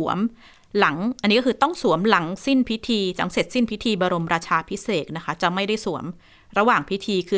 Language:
Thai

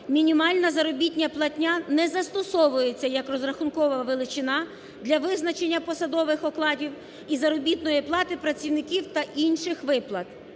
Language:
Ukrainian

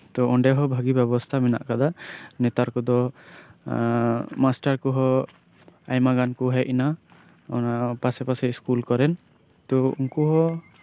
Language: Santali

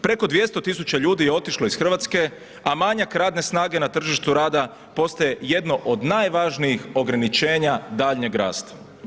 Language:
Croatian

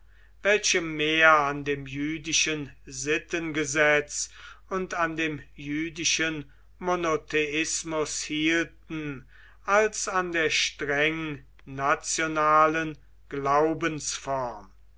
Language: German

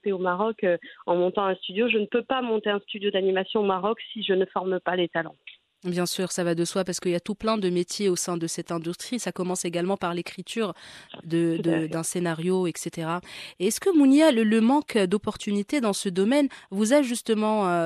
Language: French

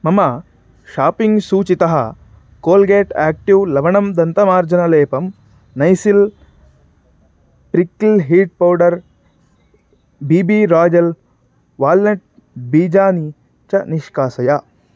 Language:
Sanskrit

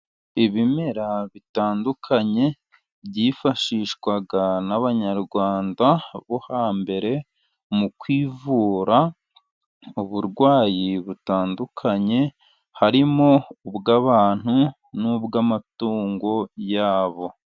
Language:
Kinyarwanda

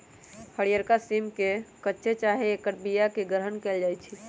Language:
Magahi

